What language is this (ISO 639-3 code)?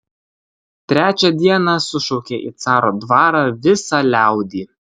lit